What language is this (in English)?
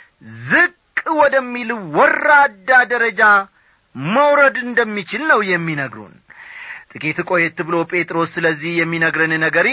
Amharic